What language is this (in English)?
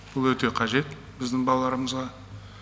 Kazakh